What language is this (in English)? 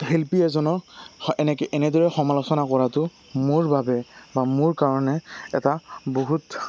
Assamese